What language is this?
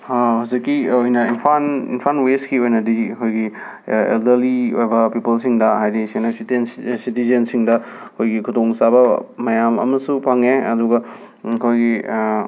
Manipuri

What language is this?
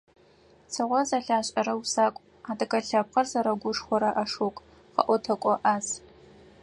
Adyghe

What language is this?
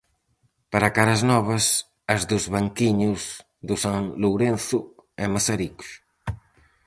Galician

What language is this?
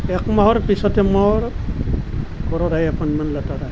Assamese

